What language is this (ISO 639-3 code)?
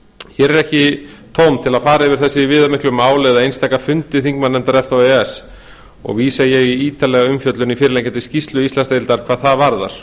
isl